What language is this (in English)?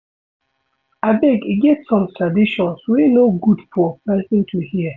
Nigerian Pidgin